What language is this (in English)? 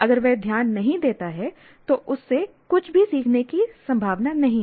Hindi